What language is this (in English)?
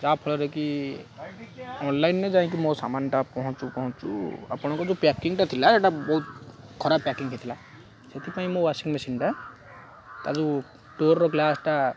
Odia